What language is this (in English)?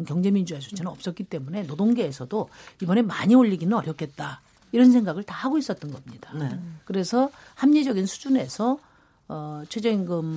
Korean